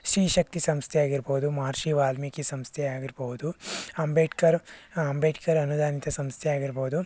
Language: Kannada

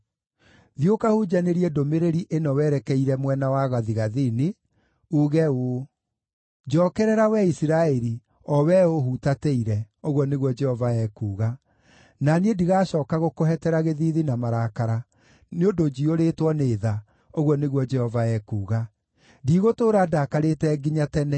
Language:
Kikuyu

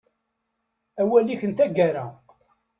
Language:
Kabyle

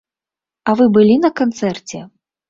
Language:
Belarusian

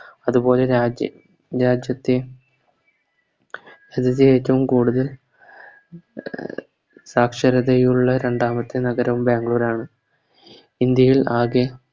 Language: Malayalam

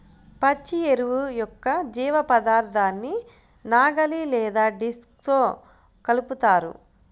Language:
Telugu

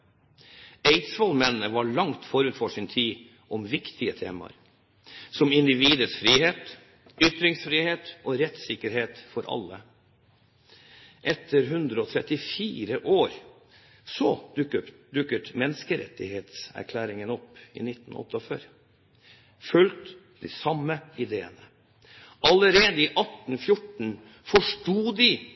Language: Norwegian Bokmål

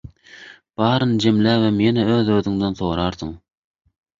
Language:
Turkmen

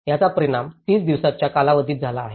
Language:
Marathi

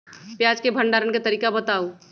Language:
Magahi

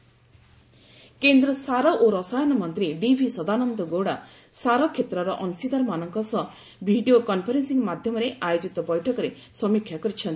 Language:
Odia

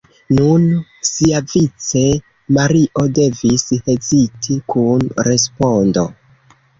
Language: Esperanto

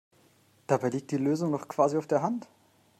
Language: German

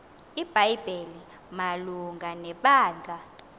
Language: Xhosa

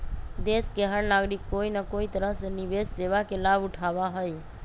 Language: Magahi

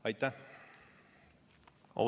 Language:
Estonian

